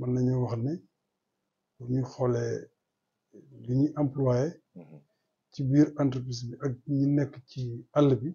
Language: Arabic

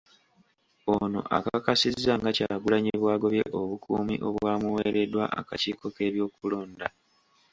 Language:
Ganda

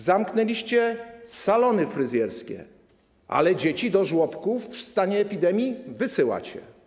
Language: Polish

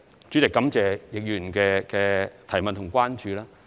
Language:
Cantonese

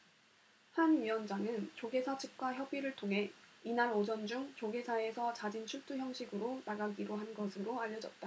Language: Korean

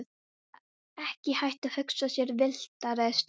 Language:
Icelandic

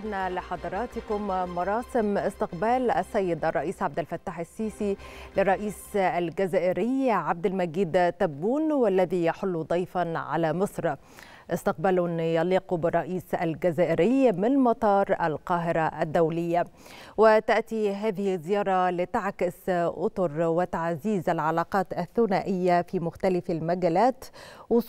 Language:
Arabic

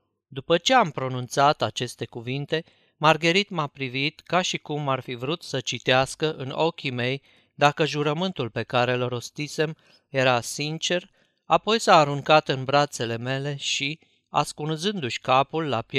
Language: Romanian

